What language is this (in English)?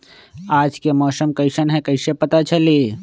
Magahi